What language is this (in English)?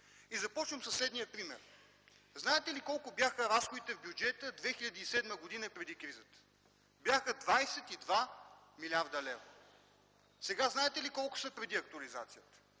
Bulgarian